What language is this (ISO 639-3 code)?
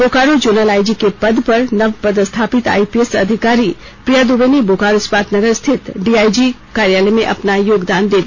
hin